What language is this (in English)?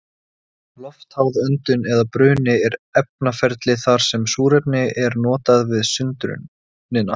Icelandic